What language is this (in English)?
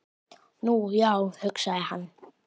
Icelandic